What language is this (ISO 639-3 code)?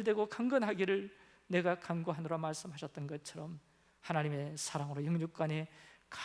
kor